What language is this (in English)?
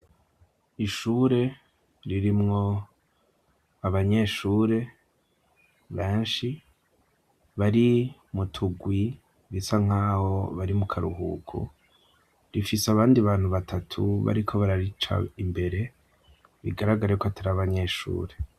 Rundi